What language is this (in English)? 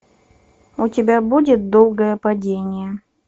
Russian